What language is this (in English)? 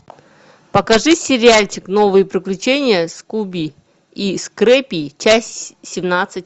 Russian